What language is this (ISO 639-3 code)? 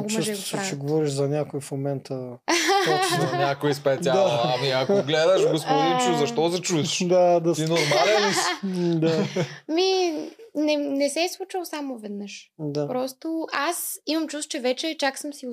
bul